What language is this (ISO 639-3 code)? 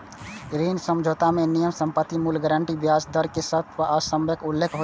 mai